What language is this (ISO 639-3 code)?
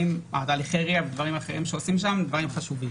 heb